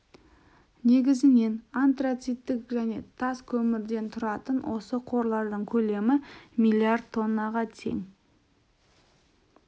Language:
Kazakh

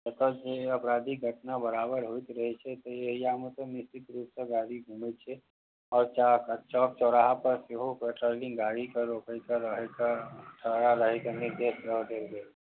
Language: Maithili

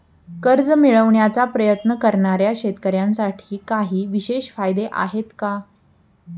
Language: Marathi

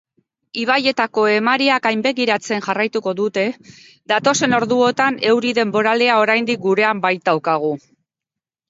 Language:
Basque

